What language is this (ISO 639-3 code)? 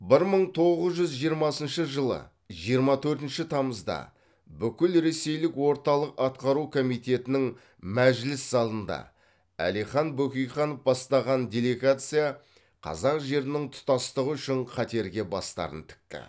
kaz